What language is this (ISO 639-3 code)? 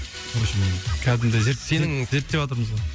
kaz